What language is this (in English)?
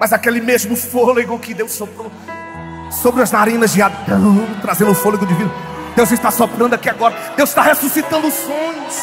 Portuguese